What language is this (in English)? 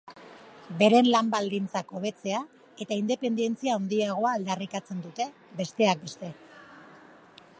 Basque